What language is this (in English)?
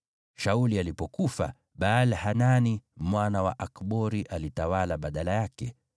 Swahili